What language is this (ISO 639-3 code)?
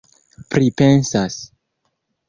epo